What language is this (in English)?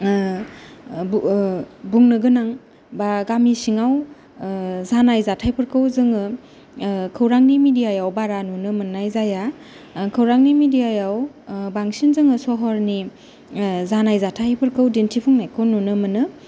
Bodo